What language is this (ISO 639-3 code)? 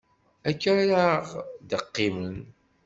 kab